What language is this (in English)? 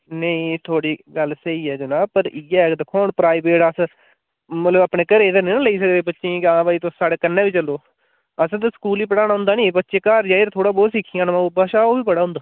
Dogri